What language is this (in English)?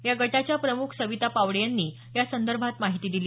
Marathi